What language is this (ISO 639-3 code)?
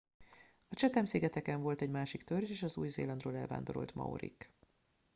hun